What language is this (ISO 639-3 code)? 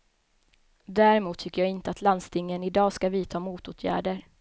swe